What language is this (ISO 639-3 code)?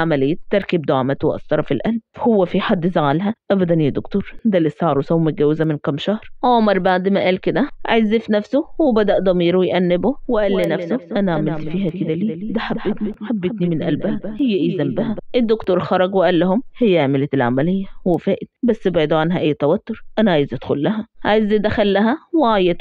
ara